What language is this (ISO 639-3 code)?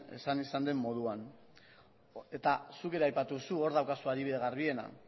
eus